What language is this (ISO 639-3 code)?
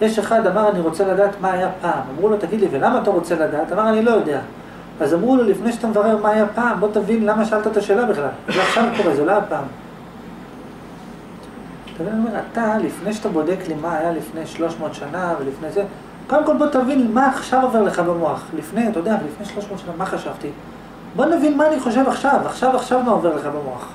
heb